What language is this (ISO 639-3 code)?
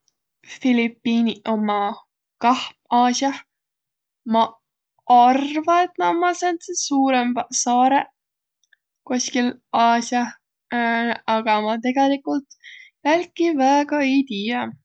vro